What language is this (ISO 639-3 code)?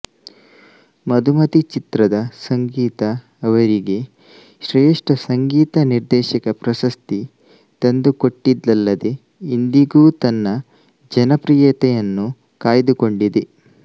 kan